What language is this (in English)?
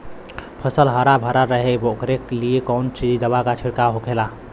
Bhojpuri